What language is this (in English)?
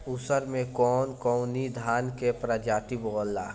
Bhojpuri